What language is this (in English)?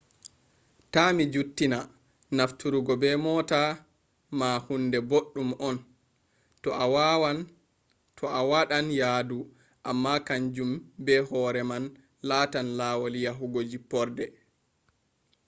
Fula